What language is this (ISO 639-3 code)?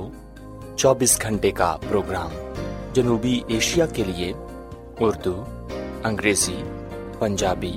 urd